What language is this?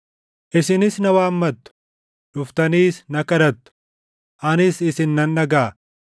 Oromo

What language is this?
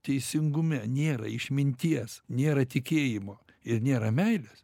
Lithuanian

